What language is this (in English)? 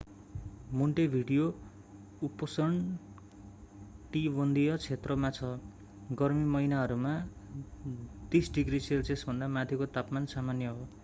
Nepali